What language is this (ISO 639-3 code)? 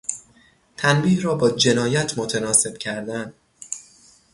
fas